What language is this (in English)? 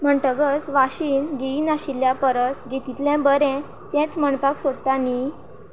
Konkani